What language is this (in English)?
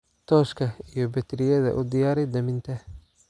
Somali